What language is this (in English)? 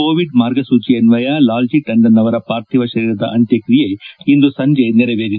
Kannada